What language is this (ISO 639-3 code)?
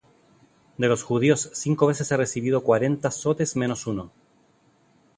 spa